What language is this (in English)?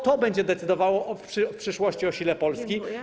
Polish